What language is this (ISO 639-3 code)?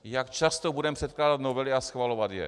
ces